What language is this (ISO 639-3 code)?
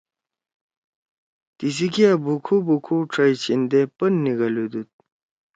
trw